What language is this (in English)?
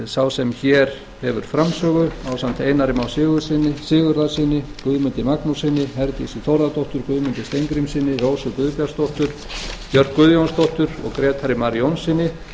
Icelandic